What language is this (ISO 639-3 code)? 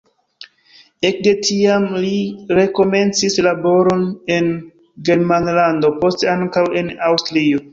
epo